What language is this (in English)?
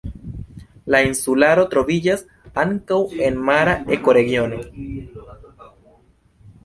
Esperanto